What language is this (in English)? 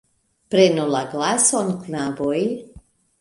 Esperanto